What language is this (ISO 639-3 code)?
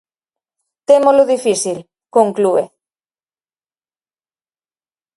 glg